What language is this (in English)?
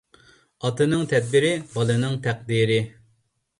Uyghur